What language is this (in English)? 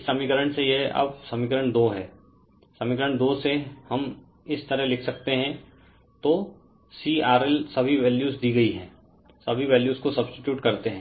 Hindi